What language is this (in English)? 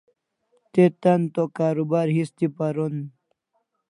Kalasha